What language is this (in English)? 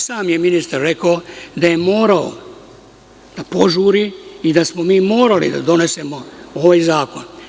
Serbian